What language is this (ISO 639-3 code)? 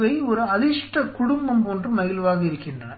tam